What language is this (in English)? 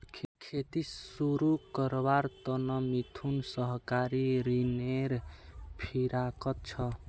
Magahi